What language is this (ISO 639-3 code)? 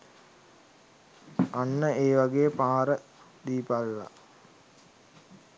sin